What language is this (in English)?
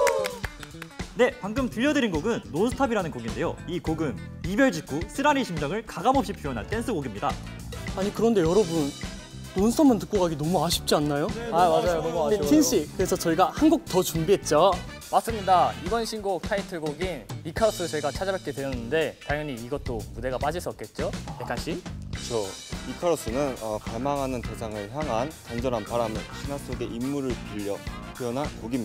Korean